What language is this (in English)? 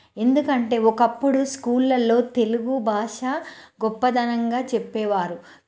Telugu